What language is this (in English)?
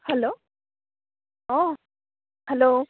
Assamese